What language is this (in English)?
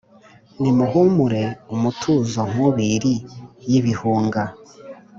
Kinyarwanda